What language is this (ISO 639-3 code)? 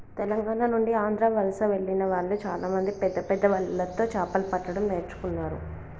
tel